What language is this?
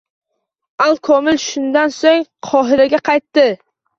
Uzbek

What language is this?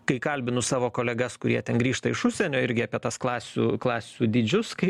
Lithuanian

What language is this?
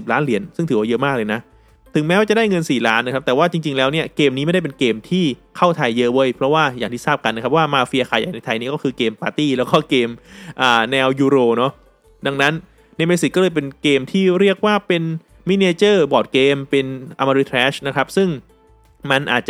Thai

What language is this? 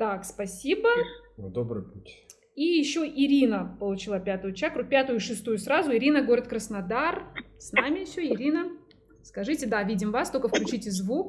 Russian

